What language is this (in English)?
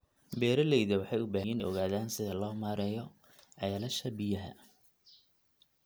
Somali